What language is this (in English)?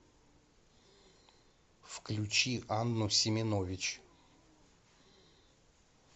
Russian